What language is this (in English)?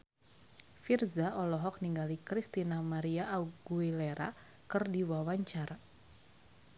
Sundanese